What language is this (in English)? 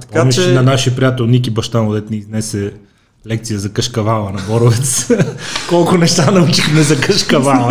Bulgarian